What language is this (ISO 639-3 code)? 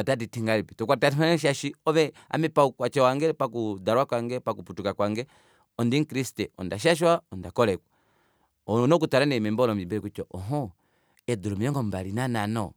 kua